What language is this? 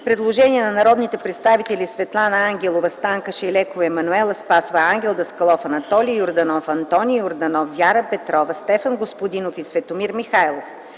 Bulgarian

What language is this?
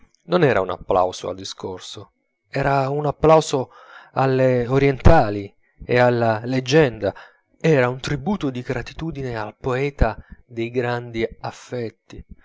Italian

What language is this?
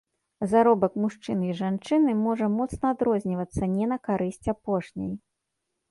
Belarusian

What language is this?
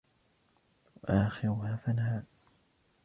Arabic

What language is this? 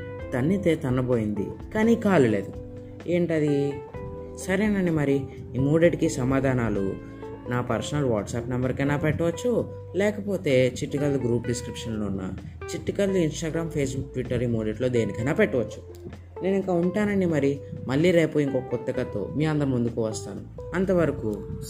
Telugu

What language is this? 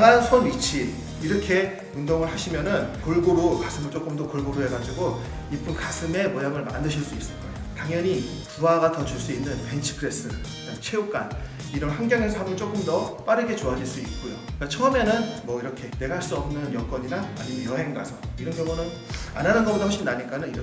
Korean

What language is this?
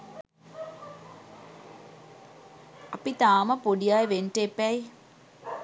Sinhala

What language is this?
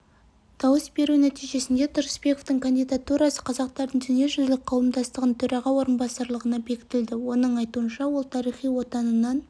Kazakh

